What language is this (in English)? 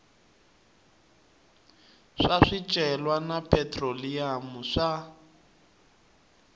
Tsonga